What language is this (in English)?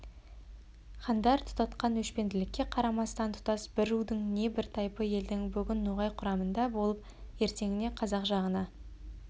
Kazakh